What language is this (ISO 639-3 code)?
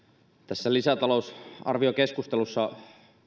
fin